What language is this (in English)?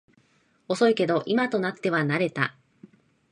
Japanese